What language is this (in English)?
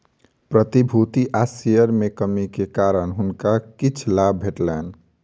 Maithili